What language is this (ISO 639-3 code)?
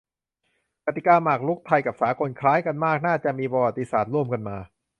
tha